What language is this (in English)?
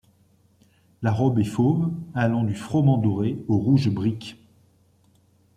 French